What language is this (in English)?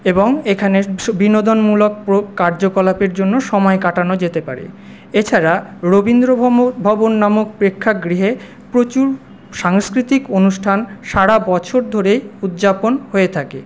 Bangla